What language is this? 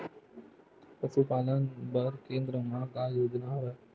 Chhattisgarhi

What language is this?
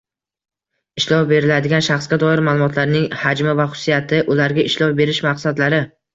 Uzbek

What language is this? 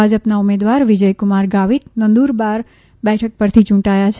Gujarati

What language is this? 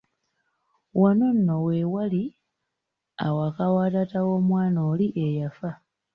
Ganda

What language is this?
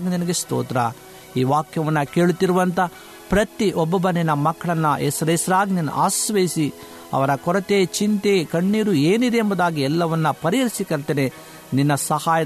Kannada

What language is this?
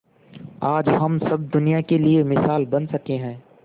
Hindi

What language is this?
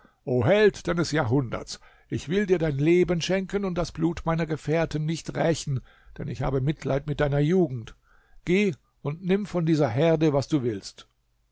German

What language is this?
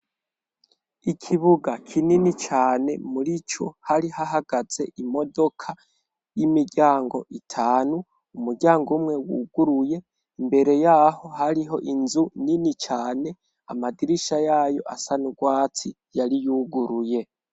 Rundi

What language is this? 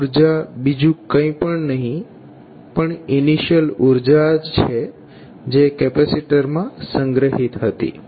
Gujarati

